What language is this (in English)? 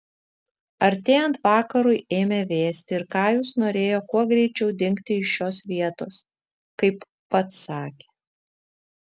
Lithuanian